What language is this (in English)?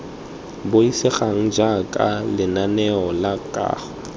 Tswana